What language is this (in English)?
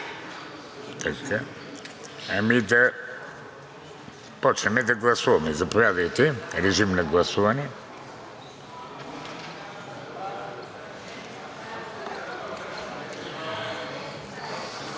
Bulgarian